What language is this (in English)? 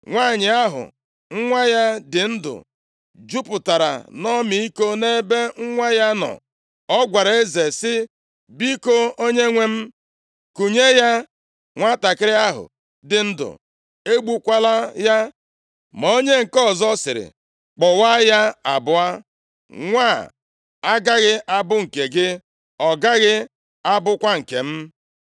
Igbo